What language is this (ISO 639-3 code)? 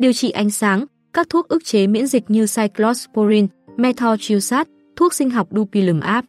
vie